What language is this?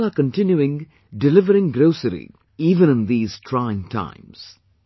English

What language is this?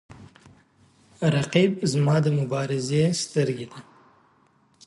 Pashto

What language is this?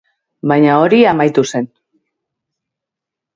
Basque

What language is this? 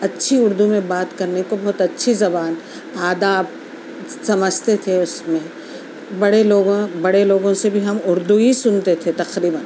Urdu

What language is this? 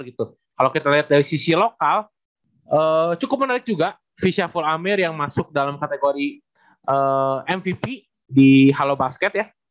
Indonesian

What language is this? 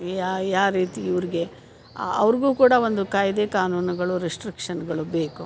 Kannada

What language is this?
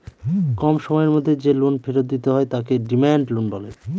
Bangla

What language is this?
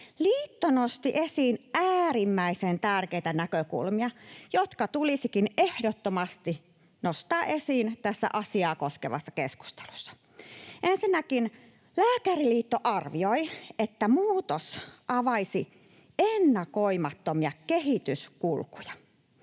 Finnish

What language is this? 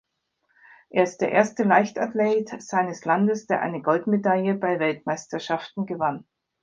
German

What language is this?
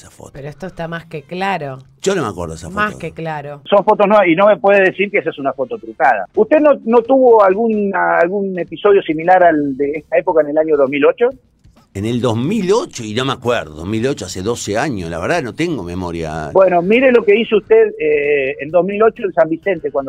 Spanish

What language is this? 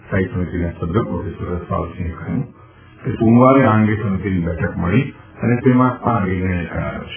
Gujarati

